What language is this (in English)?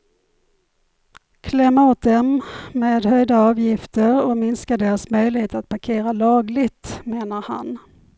Swedish